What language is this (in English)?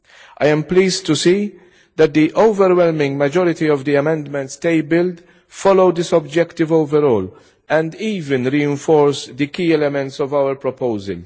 English